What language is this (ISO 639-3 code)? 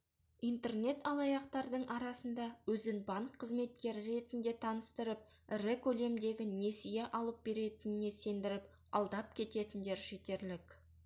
kaz